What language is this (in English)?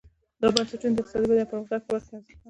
Pashto